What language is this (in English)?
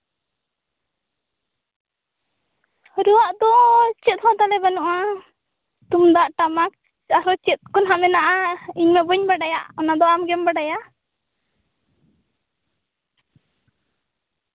Santali